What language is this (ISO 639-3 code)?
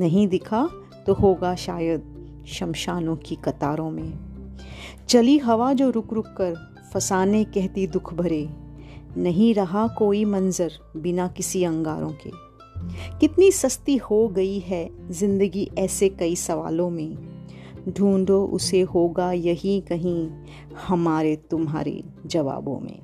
hin